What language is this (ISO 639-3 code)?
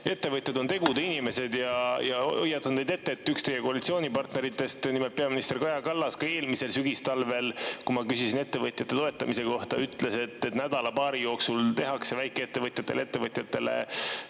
est